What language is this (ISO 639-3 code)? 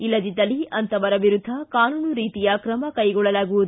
kan